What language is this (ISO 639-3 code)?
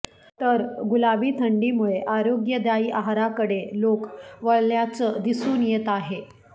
mar